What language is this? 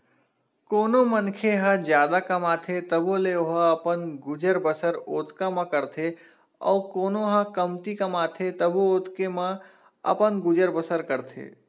Chhattisgarhi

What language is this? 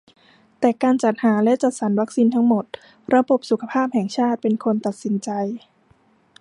Thai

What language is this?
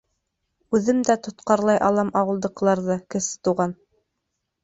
Bashkir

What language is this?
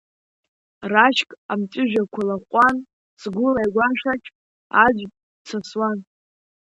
Abkhazian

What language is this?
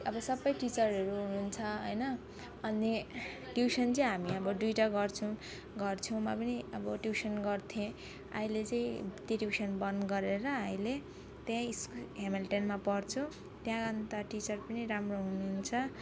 Nepali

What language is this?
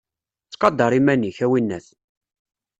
Kabyle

